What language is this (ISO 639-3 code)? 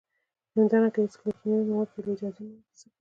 pus